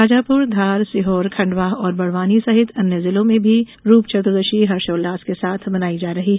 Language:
Hindi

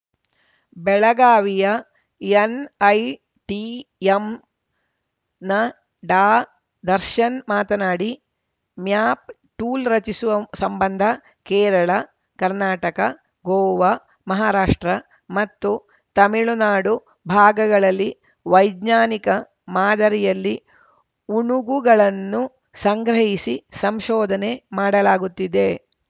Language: Kannada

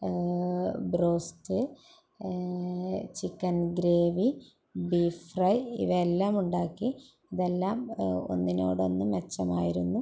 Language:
Malayalam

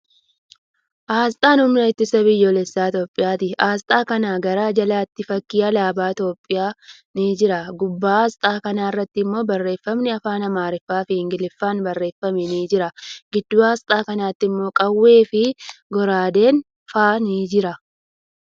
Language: Oromo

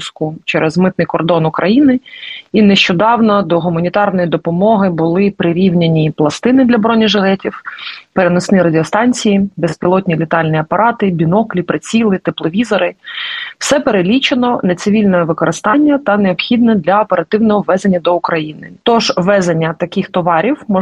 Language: Ukrainian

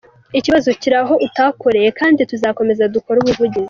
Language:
Kinyarwanda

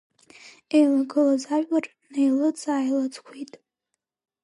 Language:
Abkhazian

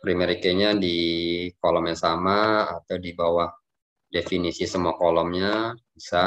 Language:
Indonesian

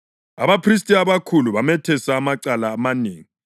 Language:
North Ndebele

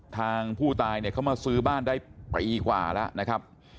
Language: Thai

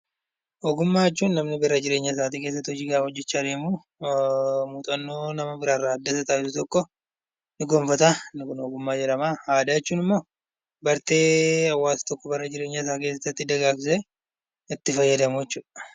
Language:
Oromo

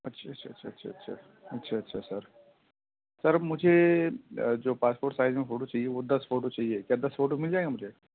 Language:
Urdu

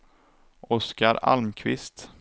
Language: Swedish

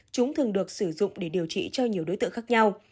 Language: Vietnamese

